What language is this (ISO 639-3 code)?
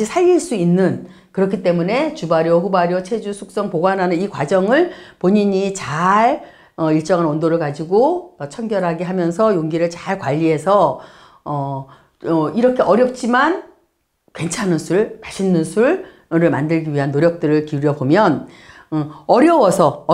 kor